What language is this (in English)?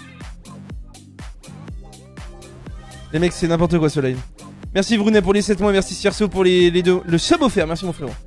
French